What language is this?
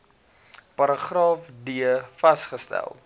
Afrikaans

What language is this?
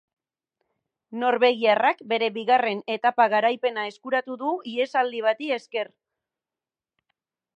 Basque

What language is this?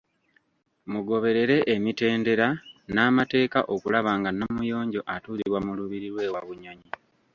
Ganda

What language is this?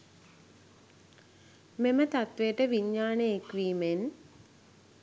Sinhala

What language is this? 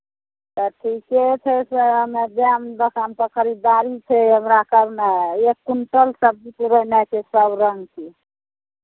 Maithili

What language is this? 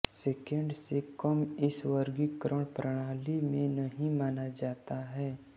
Hindi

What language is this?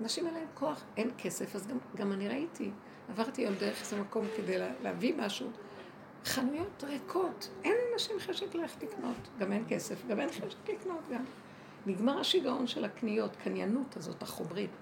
Hebrew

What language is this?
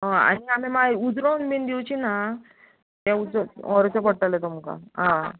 Konkani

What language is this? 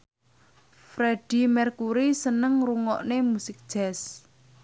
Javanese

